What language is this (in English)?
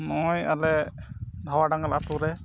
Santali